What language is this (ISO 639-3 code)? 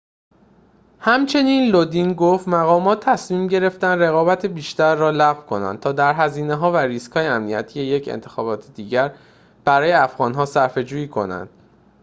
fas